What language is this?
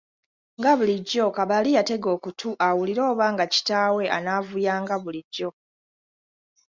Ganda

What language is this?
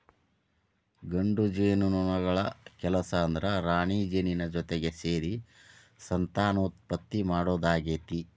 Kannada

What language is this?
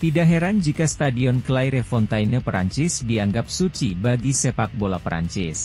Indonesian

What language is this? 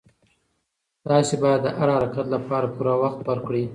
Pashto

